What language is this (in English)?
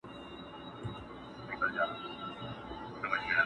Pashto